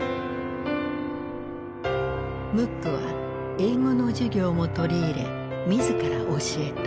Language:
Japanese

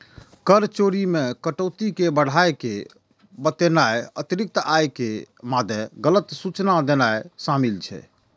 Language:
Maithili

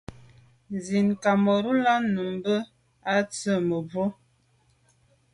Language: Medumba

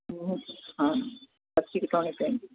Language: Punjabi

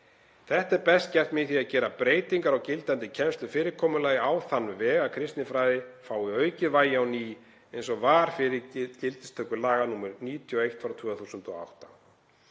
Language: Icelandic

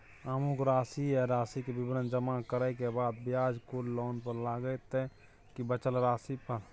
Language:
Maithili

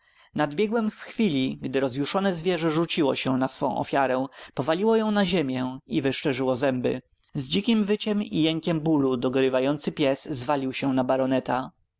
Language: Polish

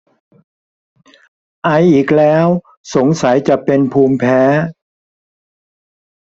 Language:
Thai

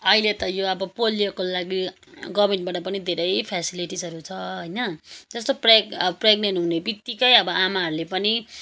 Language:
Nepali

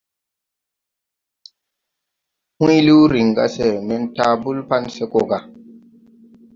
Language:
Tupuri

